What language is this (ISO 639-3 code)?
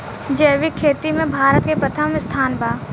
bho